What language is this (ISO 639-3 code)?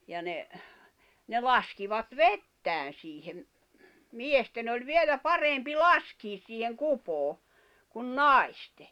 fin